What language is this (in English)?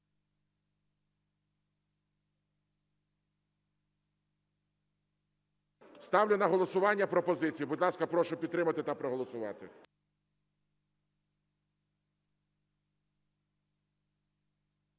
Ukrainian